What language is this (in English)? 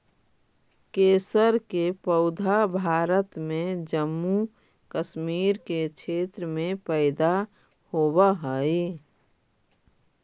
Magahi